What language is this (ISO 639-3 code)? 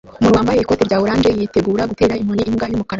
kin